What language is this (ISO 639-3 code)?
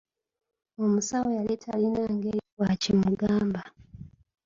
lug